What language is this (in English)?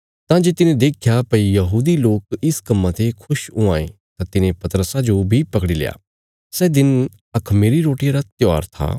Bilaspuri